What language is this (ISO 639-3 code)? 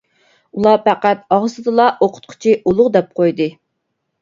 uig